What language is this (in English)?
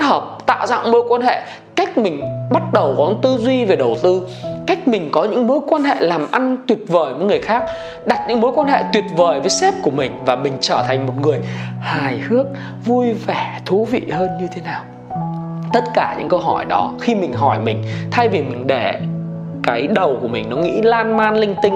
Vietnamese